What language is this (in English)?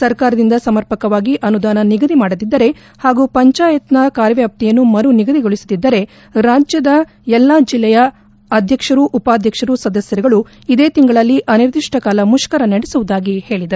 Kannada